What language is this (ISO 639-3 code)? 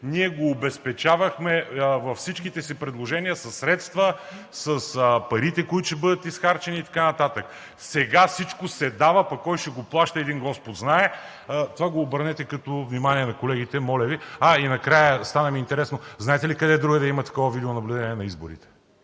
bul